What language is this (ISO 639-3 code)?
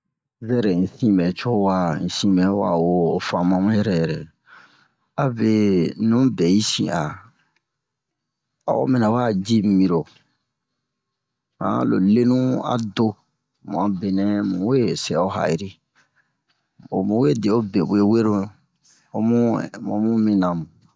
bmq